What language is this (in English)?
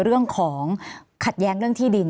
Thai